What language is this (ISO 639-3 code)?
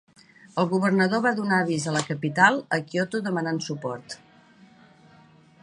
cat